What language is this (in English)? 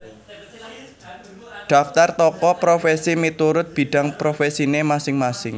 Javanese